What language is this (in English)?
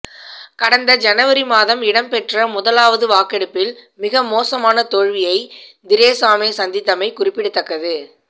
Tamil